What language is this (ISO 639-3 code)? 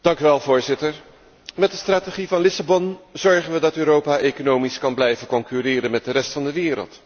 nld